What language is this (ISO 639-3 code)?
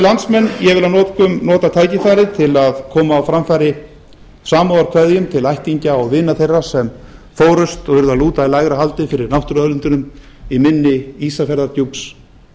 isl